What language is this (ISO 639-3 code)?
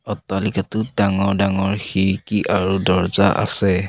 asm